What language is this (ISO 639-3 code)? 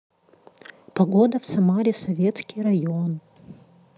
rus